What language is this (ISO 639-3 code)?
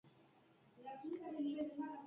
eus